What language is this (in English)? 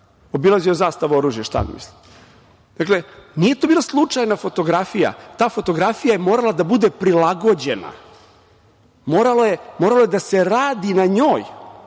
Serbian